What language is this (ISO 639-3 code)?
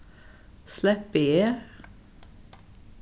fao